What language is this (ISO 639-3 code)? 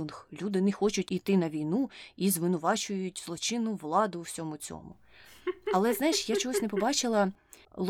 ukr